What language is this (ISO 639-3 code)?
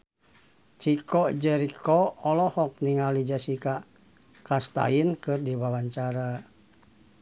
sun